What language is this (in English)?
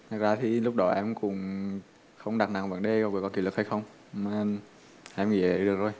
Vietnamese